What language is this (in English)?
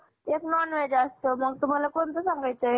Marathi